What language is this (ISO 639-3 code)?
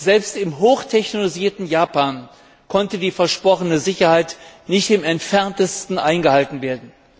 deu